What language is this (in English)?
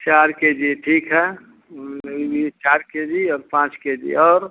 Hindi